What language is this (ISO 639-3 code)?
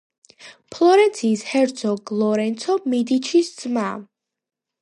kat